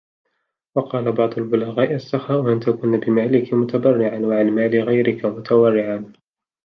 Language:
Arabic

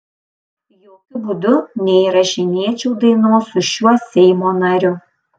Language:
Lithuanian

